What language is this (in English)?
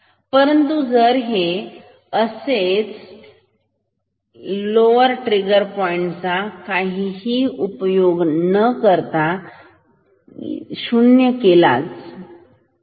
Marathi